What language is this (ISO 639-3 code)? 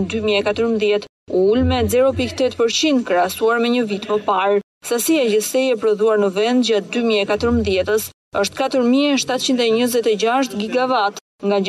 lit